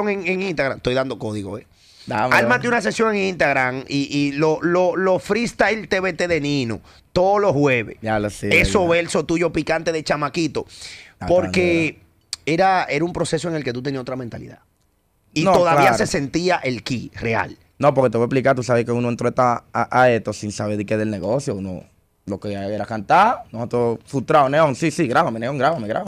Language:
Spanish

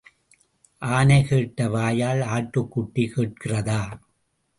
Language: Tamil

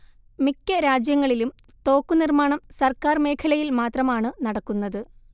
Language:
Malayalam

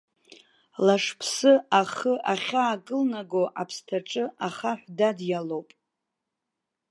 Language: Abkhazian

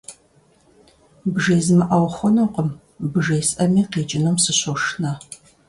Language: Kabardian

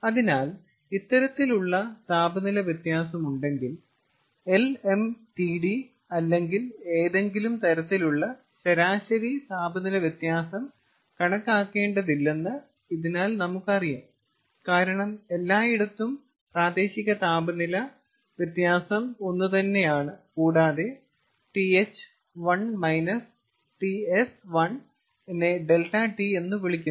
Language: Malayalam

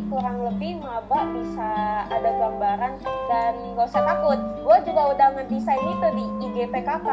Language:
Indonesian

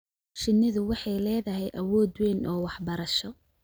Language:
Somali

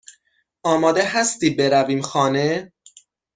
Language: Persian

